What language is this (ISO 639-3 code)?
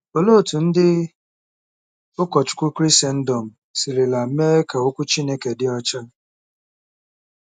ibo